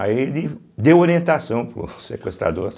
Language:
Portuguese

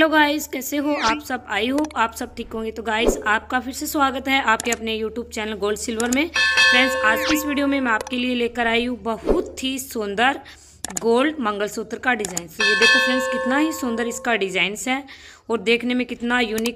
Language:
Hindi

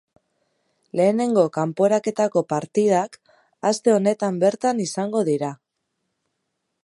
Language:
Basque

